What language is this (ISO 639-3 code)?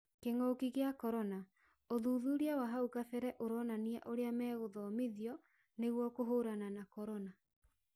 kik